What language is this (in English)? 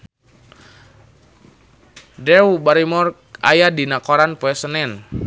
Sundanese